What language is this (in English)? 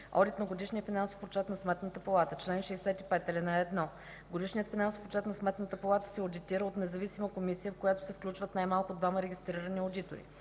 Bulgarian